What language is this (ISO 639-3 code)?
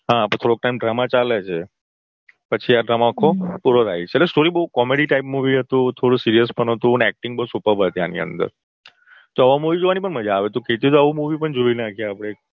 guj